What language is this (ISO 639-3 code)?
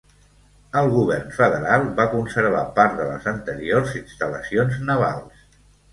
cat